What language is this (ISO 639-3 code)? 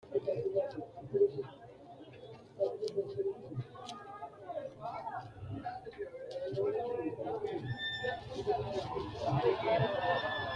sid